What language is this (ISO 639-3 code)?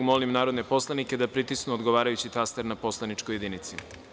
srp